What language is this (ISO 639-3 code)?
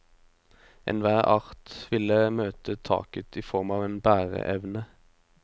nor